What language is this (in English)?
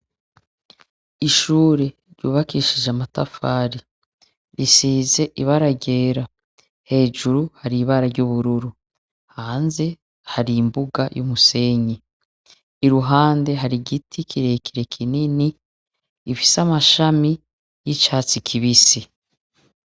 Rundi